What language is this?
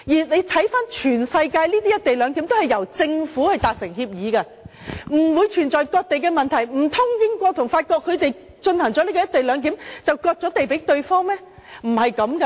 Cantonese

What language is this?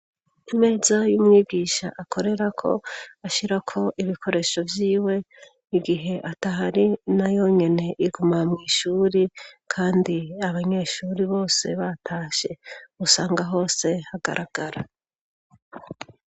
Rundi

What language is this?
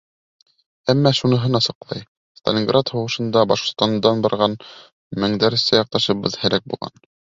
Bashkir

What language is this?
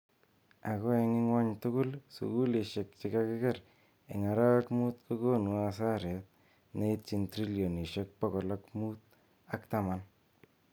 Kalenjin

